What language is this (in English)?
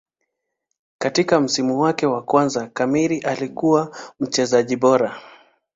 Swahili